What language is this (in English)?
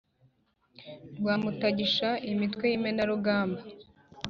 Kinyarwanda